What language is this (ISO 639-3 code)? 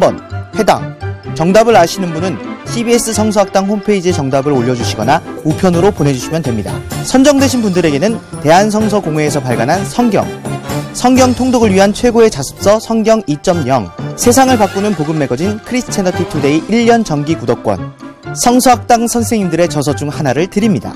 kor